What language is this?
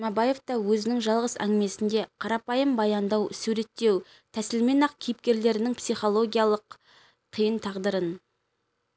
Kazakh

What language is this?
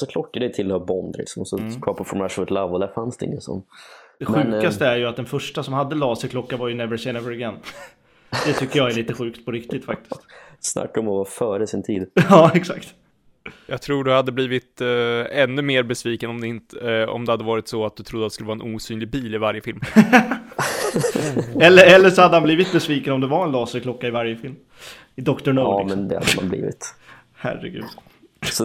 Swedish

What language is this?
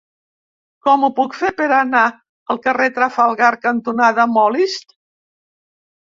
Catalan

